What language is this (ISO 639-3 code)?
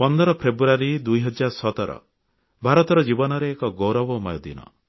ori